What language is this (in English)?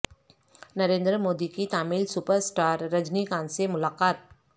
Urdu